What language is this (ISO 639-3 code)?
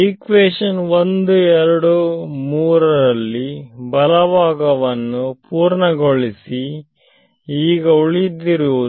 kan